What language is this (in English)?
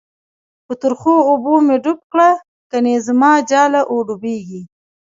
Pashto